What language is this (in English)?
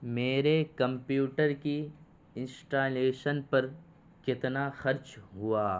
Urdu